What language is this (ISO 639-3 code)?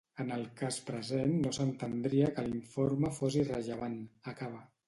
cat